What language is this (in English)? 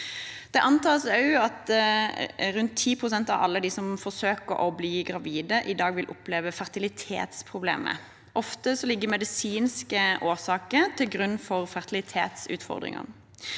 Norwegian